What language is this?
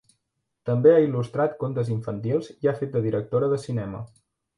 Catalan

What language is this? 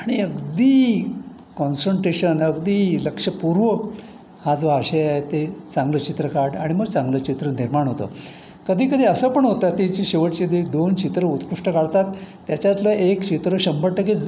Marathi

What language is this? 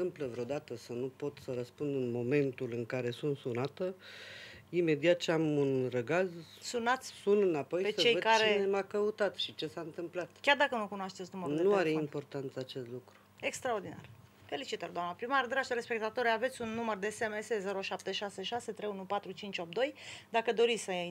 Romanian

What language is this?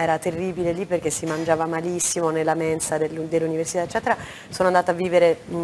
Italian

